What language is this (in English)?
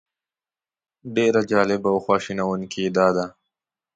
Pashto